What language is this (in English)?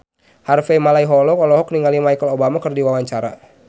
Sundanese